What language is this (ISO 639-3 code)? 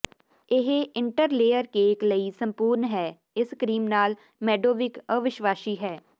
pan